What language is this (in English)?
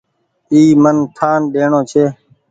Goaria